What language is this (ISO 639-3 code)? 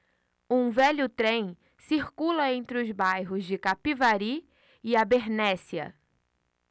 por